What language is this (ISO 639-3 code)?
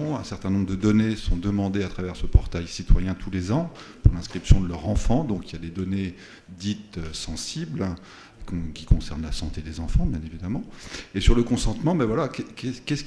fra